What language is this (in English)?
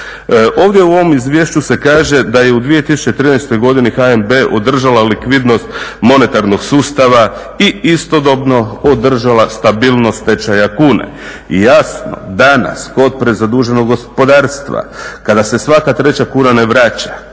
Croatian